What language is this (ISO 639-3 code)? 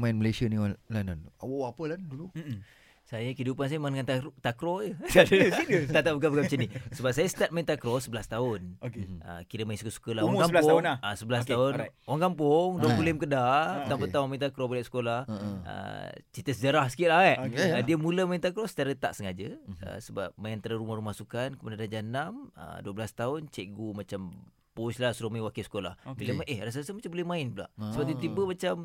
msa